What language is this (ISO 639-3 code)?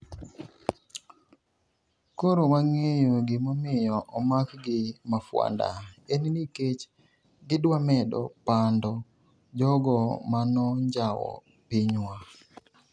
luo